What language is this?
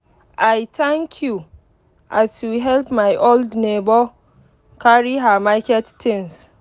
Nigerian Pidgin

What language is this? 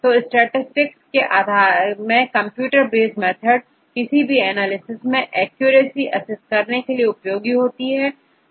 Hindi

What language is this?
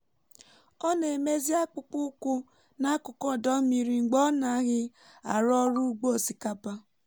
Igbo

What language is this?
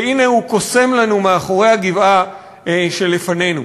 Hebrew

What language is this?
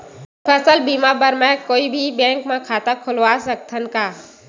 Chhattisgarhi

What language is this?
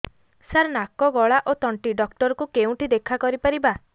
Odia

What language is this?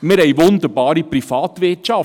Swiss German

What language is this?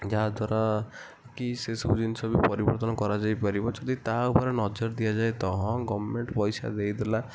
Odia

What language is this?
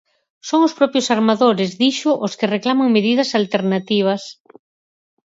Galician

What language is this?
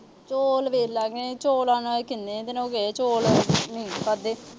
Punjabi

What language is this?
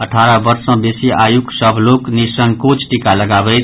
Maithili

